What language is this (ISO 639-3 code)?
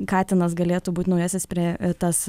lit